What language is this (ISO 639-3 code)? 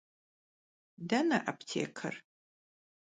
kbd